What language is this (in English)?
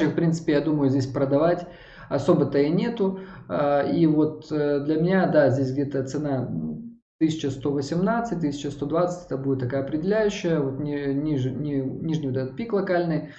Russian